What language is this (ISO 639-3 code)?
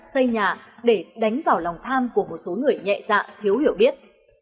vie